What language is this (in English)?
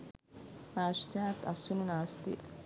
Sinhala